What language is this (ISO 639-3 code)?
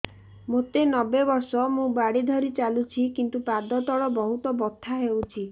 ori